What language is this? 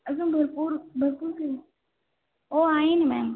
Marathi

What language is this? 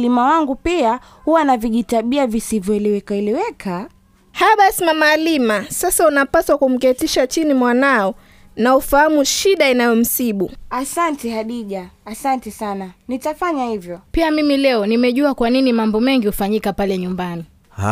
Swahili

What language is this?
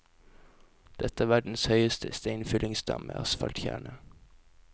Norwegian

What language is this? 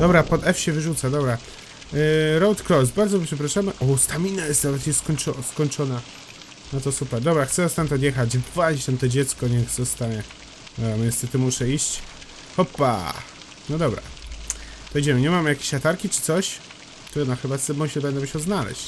Polish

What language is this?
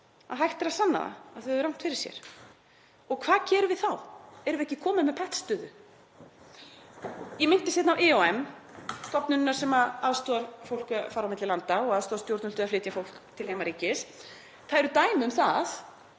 Icelandic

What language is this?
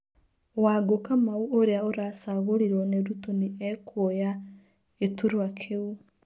Kikuyu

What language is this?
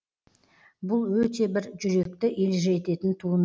Kazakh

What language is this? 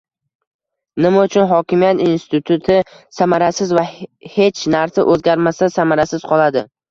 Uzbek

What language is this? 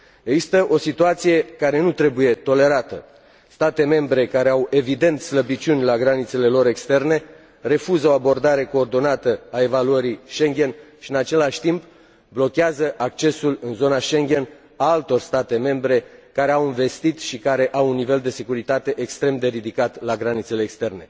Romanian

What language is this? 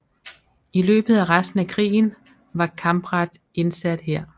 Danish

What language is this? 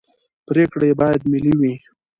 Pashto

